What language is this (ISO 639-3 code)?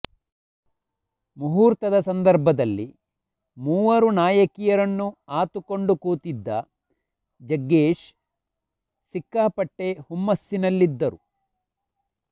kan